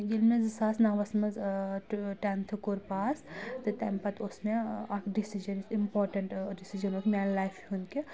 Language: Kashmiri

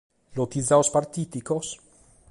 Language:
Sardinian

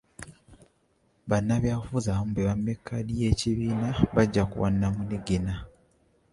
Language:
Ganda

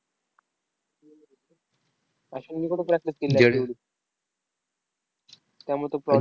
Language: Marathi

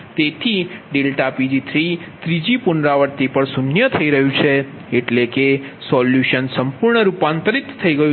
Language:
Gujarati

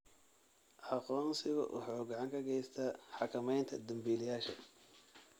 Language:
Somali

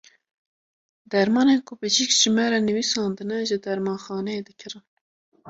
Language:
Kurdish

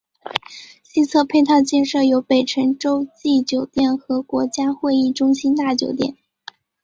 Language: Chinese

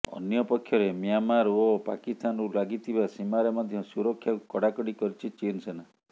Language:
Odia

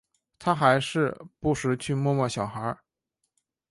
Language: Chinese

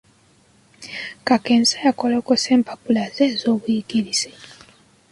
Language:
Ganda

